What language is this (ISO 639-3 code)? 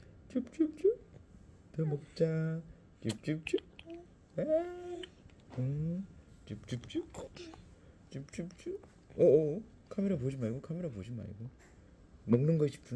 kor